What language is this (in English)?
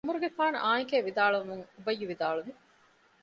Divehi